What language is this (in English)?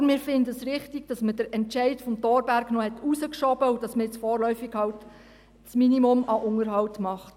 Swiss German